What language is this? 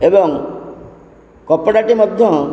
Odia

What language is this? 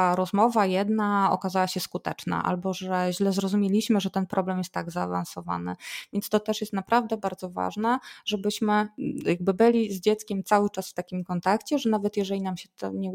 Polish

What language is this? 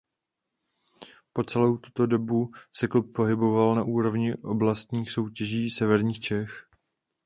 Czech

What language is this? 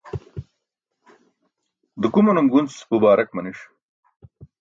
Burushaski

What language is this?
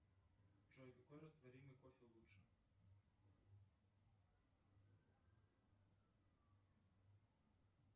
Russian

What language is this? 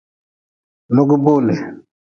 Nawdm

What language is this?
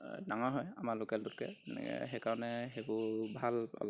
Assamese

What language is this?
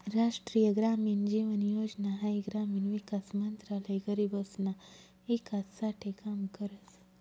Marathi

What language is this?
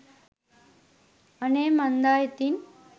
Sinhala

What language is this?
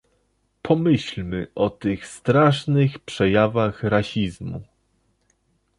Polish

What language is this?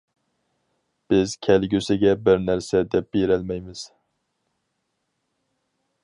Uyghur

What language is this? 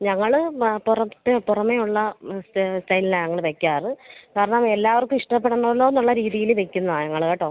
Malayalam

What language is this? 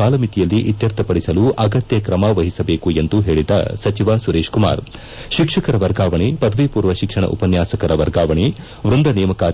Kannada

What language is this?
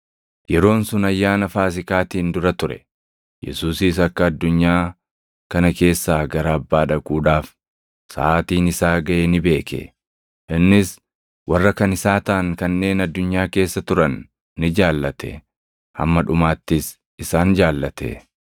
Oromo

